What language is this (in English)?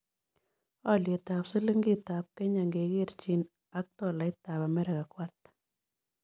Kalenjin